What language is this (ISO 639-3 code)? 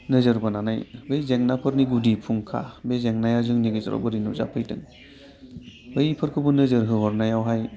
brx